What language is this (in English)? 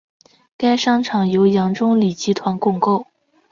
Chinese